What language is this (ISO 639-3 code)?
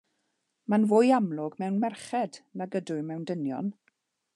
cym